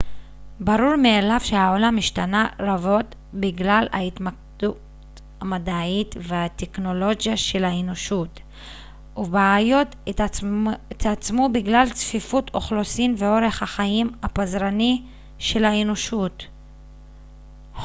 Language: Hebrew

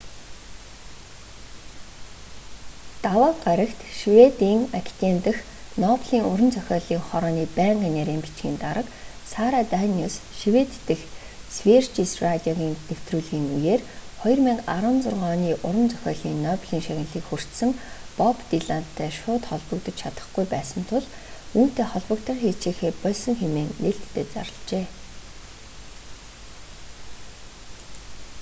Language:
Mongolian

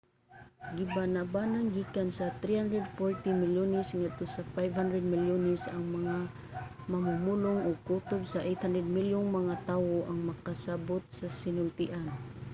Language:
Cebuano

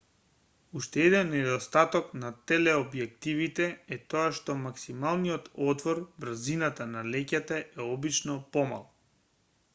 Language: Macedonian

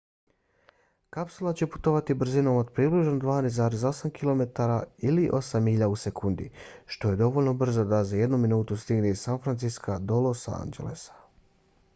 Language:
Bosnian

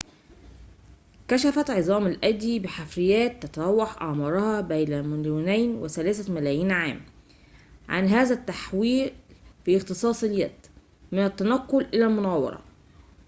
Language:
Arabic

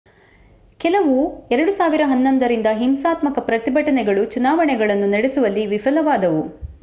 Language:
Kannada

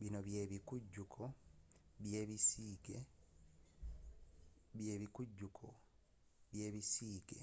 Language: Ganda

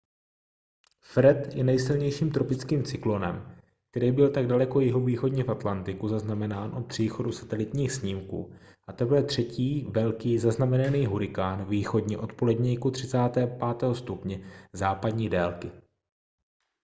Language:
Czech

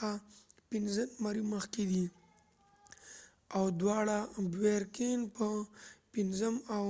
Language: Pashto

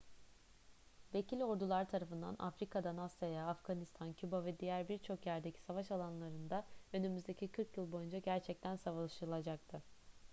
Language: Turkish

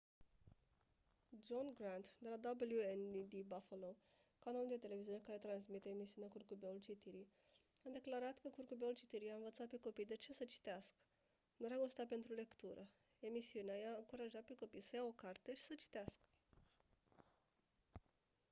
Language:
Romanian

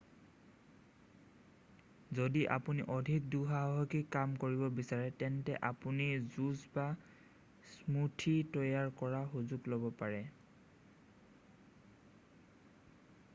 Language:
Assamese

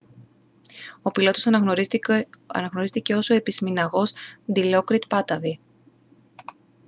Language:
Greek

